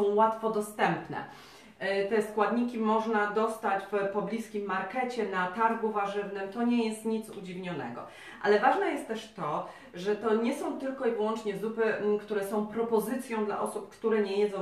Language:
Polish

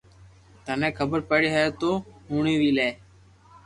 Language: Loarki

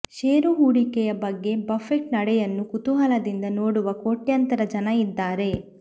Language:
Kannada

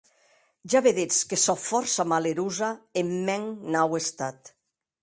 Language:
Occitan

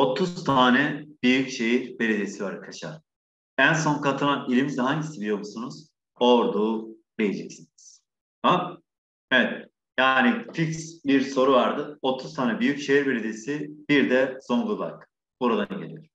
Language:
Turkish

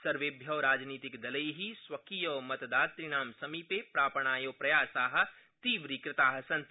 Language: Sanskrit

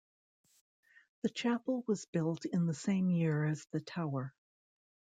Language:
English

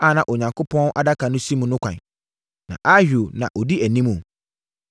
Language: Akan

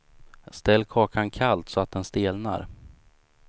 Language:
Swedish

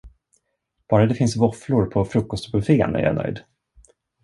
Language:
Swedish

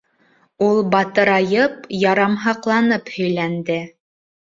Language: Bashkir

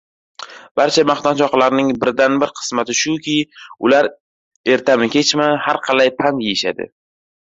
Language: Uzbek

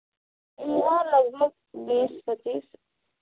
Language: Hindi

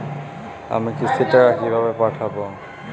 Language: Bangla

